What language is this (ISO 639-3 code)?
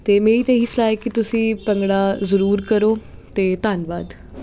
pan